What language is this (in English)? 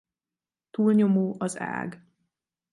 Hungarian